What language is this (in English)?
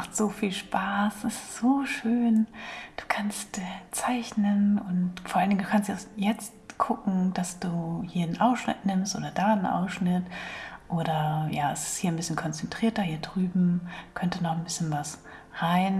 German